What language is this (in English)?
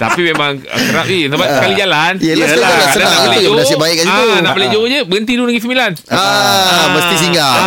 Malay